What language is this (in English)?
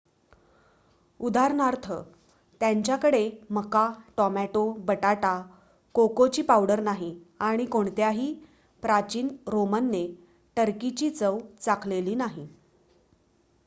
Marathi